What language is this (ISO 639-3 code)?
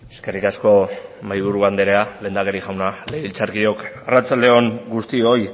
eus